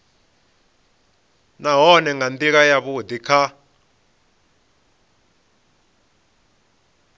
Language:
Venda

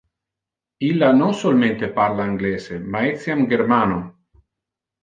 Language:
Interlingua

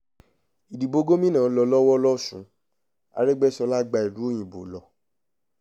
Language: Yoruba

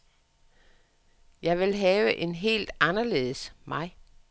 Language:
Danish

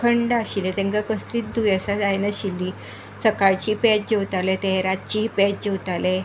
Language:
Konkani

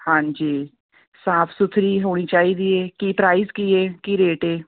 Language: Punjabi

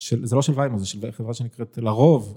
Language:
Hebrew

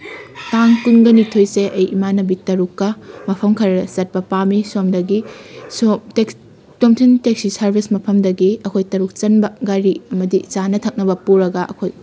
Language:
Manipuri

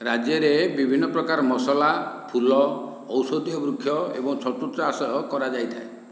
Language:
Odia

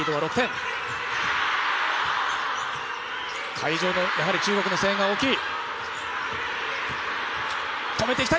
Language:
Japanese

